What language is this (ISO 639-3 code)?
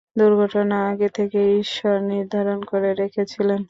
ben